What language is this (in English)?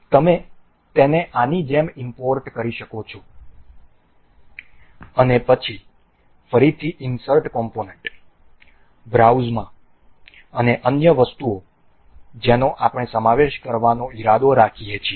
Gujarati